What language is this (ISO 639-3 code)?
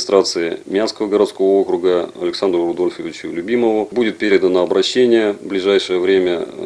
rus